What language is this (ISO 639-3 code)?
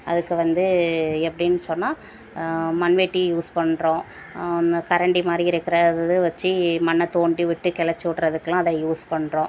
tam